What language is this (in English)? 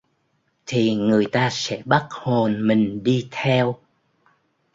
Vietnamese